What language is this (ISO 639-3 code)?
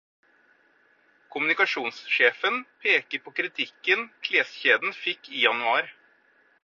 nob